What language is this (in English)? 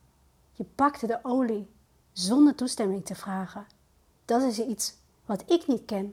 Dutch